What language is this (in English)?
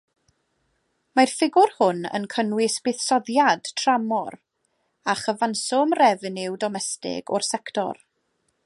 Welsh